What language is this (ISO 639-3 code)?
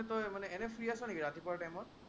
asm